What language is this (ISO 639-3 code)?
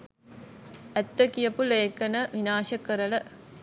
sin